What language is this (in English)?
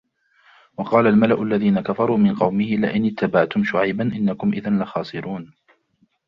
Arabic